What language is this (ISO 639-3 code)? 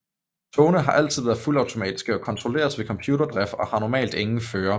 dan